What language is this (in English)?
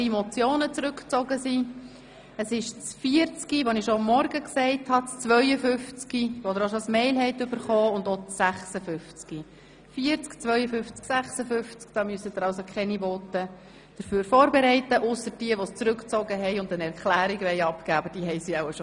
Swiss German